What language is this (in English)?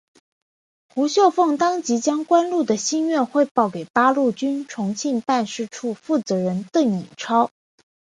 Chinese